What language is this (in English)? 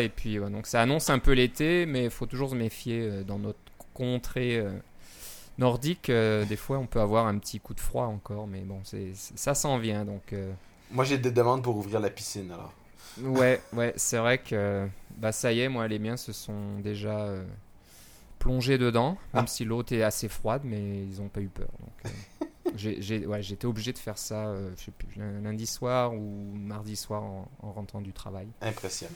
French